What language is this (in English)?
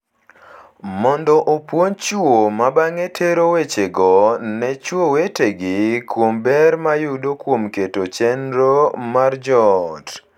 Luo (Kenya and Tanzania)